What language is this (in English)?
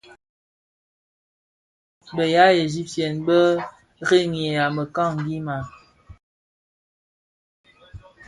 Bafia